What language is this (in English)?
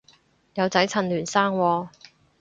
Cantonese